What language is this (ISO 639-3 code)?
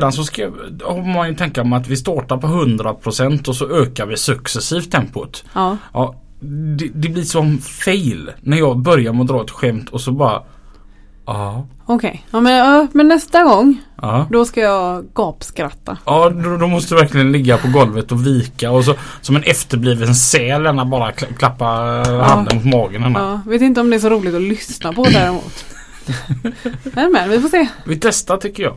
swe